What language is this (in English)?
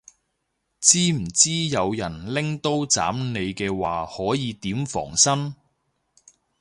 Cantonese